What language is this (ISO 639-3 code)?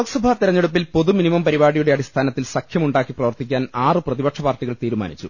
mal